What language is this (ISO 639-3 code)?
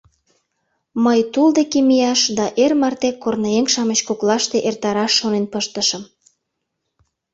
chm